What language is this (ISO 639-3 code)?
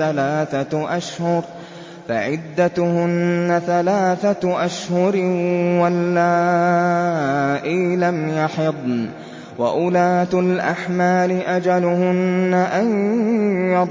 ara